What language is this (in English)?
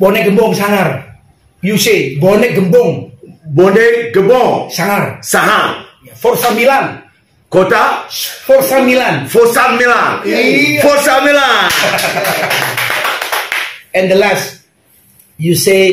Indonesian